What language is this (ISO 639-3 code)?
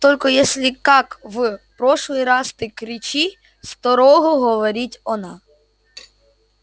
rus